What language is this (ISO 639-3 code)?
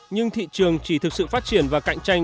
vie